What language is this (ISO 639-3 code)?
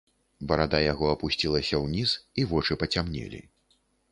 bel